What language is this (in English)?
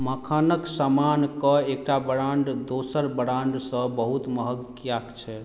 Maithili